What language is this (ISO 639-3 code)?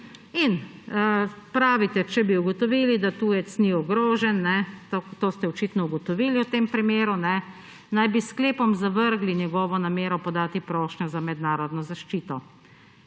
slv